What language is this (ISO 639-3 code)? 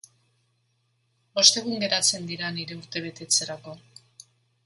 eus